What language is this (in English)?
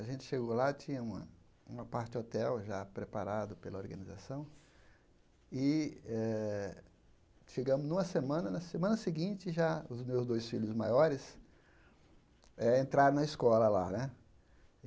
Portuguese